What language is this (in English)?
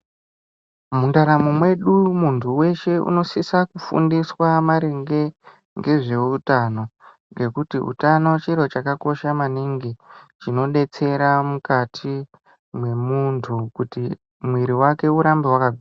Ndau